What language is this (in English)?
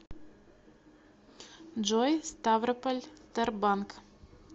Russian